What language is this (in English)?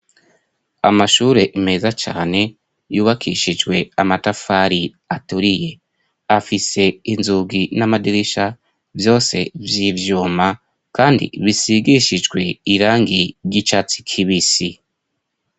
Rundi